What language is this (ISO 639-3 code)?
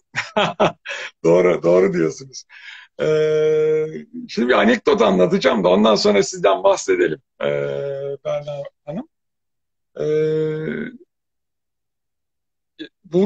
tur